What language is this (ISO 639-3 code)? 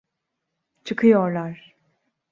tur